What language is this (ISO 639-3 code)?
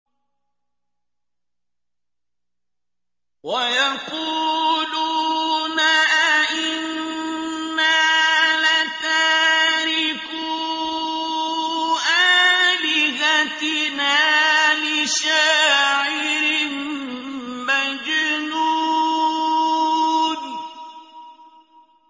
ara